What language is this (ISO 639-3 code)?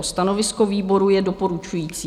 ces